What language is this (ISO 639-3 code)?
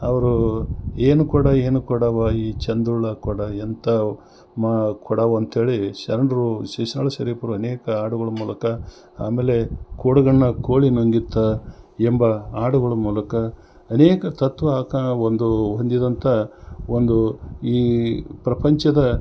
kan